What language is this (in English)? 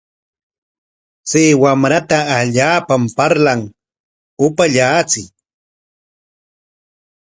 Corongo Ancash Quechua